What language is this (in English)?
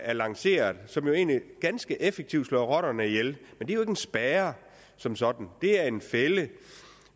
Danish